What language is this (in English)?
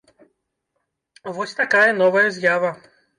Belarusian